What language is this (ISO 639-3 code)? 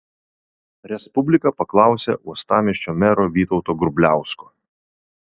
lit